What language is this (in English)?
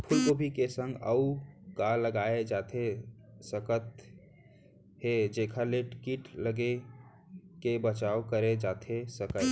Chhattisgarhi